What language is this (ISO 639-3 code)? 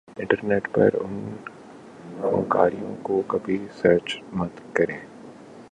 urd